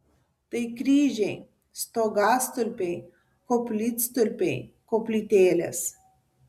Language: Lithuanian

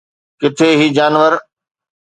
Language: Sindhi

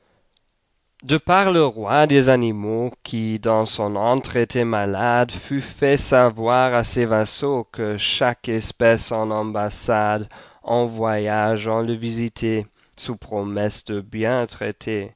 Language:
French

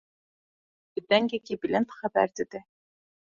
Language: Kurdish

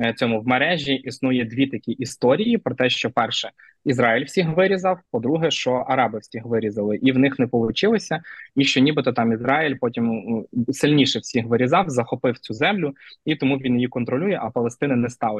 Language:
Ukrainian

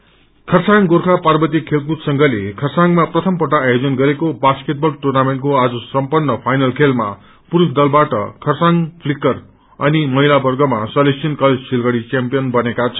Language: Nepali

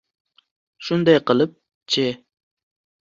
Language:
Uzbek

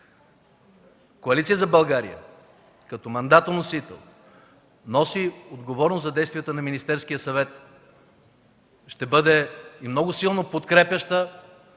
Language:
Bulgarian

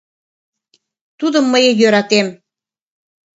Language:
Mari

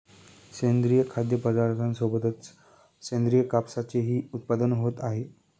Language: Marathi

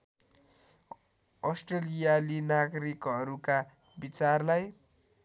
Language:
Nepali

